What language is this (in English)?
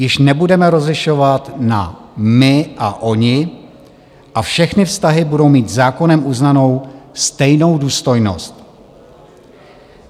Czech